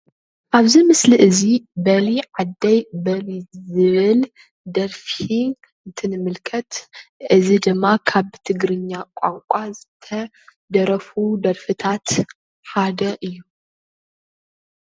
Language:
Tigrinya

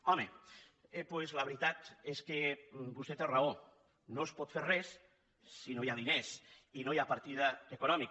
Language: Catalan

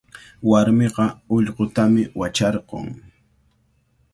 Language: Cajatambo North Lima Quechua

